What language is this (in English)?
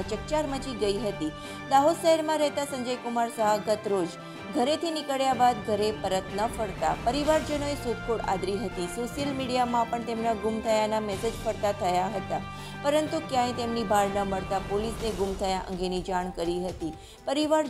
Hindi